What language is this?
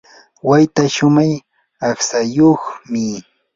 Yanahuanca Pasco Quechua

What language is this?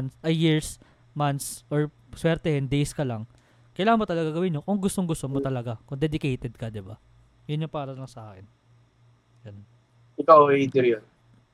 Filipino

